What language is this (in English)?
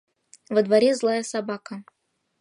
Mari